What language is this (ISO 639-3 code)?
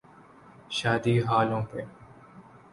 urd